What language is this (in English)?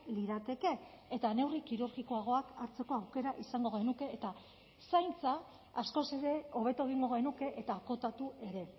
Basque